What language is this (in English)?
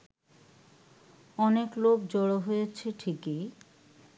Bangla